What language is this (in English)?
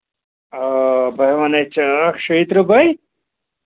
Kashmiri